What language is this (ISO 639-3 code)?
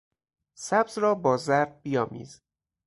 fas